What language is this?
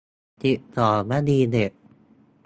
Thai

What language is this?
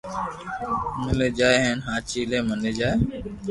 Loarki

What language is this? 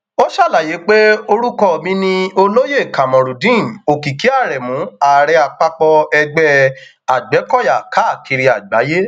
Yoruba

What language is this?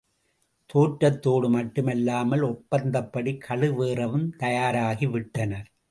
Tamil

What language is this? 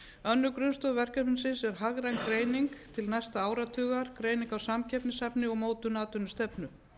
Icelandic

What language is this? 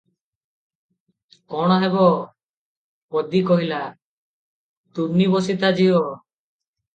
Odia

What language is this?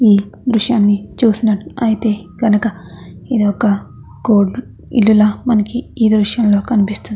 Telugu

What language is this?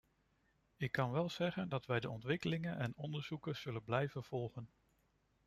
Dutch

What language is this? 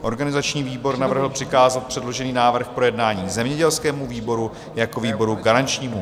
Czech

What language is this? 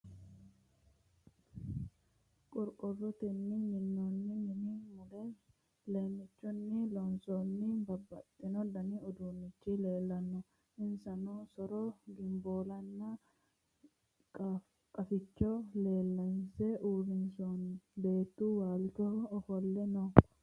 Sidamo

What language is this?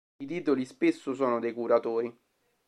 Italian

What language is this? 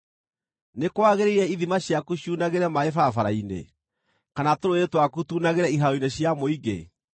Kikuyu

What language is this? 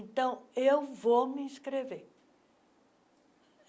Portuguese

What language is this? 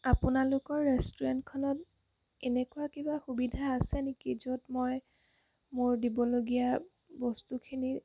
Assamese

